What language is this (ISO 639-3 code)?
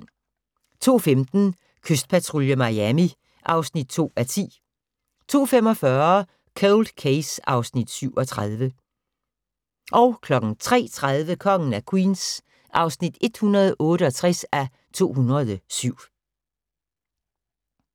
dan